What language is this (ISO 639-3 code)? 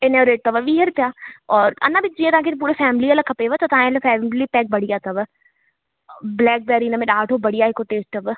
snd